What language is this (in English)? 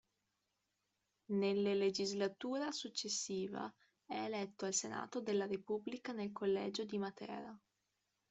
Italian